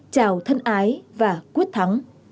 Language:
Vietnamese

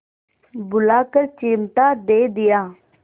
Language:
Hindi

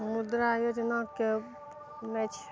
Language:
Maithili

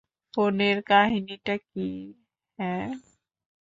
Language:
Bangla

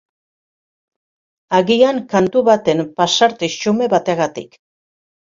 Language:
Basque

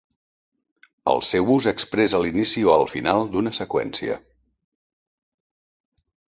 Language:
Catalan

